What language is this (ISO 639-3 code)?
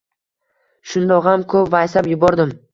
uzb